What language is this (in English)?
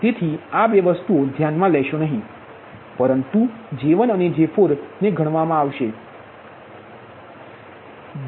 Gujarati